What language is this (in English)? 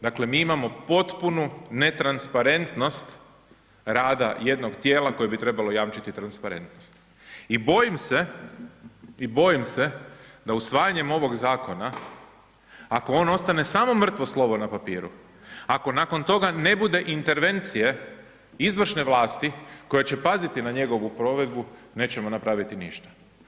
Croatian